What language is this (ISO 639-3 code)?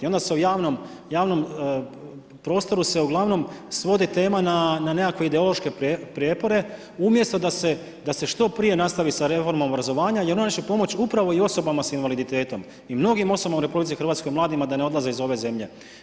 hrv